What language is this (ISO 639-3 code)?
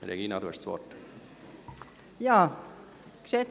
gsw